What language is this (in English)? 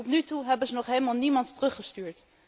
Dutch